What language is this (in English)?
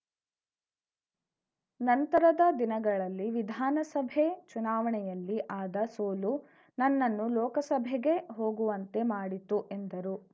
Kannada